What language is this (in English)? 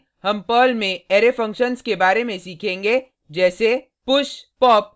Hindi